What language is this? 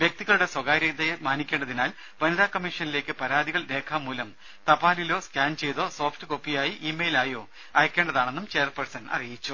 Malayalam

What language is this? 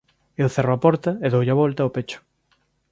Galician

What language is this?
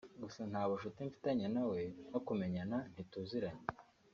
Kinyarwanda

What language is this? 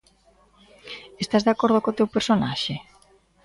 Galician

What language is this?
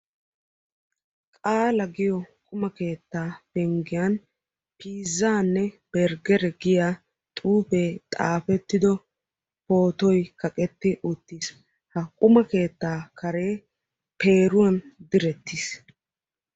Wolaytta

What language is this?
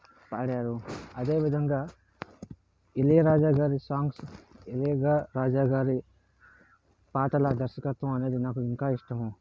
Telugu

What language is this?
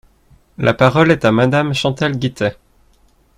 French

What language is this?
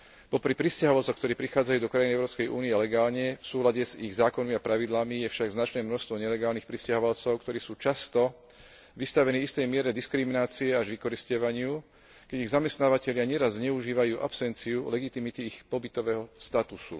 Slovak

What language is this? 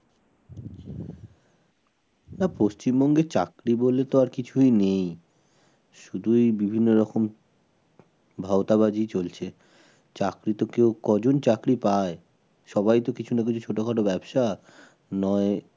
Bangla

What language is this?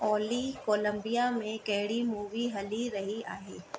Sindhi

